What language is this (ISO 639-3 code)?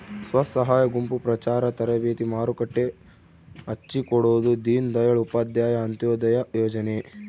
kan